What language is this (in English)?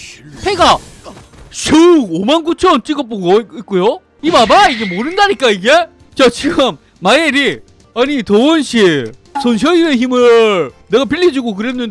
Korean